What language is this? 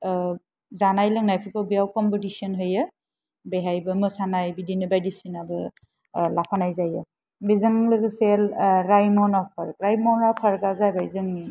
Bodo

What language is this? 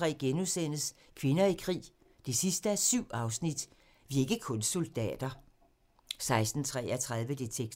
Danish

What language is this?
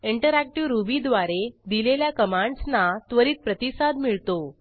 Marathi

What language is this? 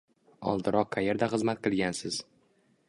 Uzbek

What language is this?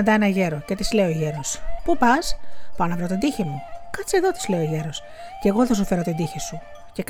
Greek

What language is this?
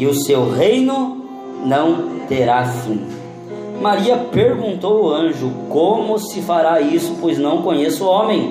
Portuguese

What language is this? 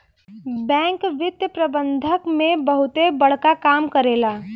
Bhojpuri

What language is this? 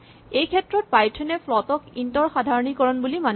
Assamese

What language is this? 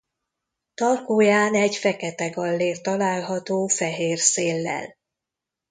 Hungarian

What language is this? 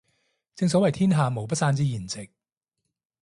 Cantonese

